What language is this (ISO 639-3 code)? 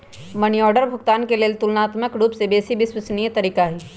mag